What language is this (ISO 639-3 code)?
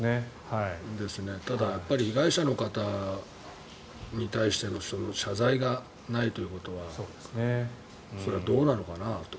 jpn